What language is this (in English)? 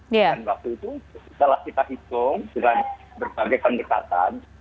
Indonesian